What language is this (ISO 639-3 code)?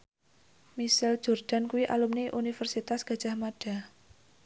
jav